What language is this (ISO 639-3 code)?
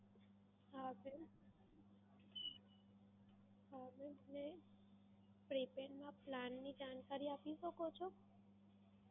guj